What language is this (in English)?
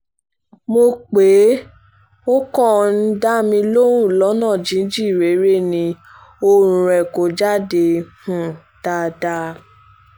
Yoruba